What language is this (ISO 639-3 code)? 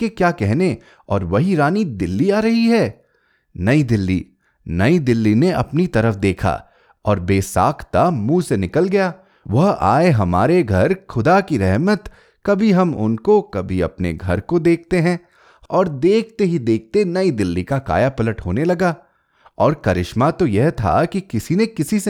hin